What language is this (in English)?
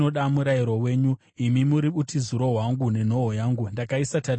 Shona